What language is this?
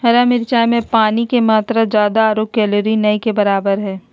Magahi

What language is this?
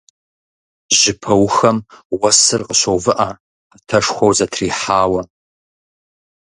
Kabardian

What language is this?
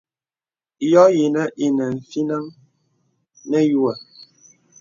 Bebele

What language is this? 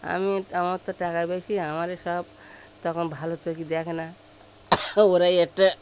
Bangla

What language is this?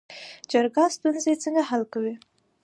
Pashto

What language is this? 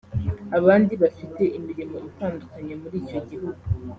Kinyarwanda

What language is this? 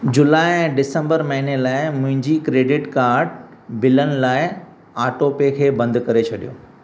Sindhi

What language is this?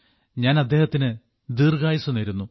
Malayalam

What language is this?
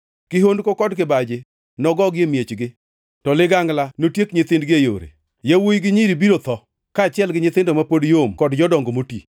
Luo (Kenya and Tanzania)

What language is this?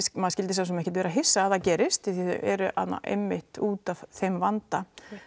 Icelandic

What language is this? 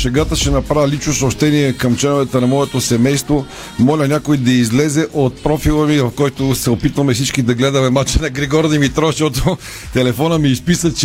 Bulgarian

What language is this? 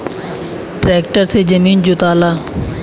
Bhojpuri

